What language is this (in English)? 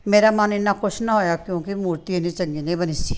Punjabi